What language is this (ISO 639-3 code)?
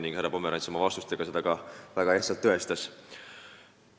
est